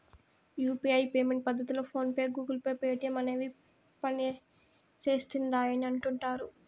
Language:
Telugu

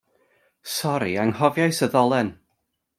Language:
Welsh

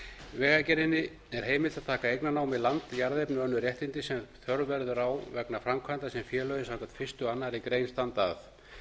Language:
Icelandic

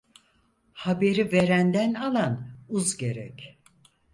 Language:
Turkish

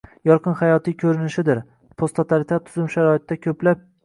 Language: Uzbek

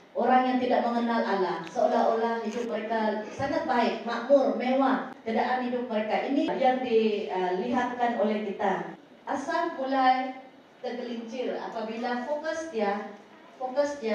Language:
Malay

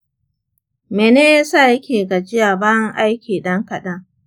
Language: Hausa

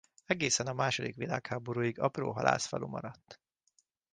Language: Hungarian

